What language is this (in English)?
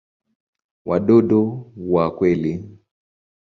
Swahili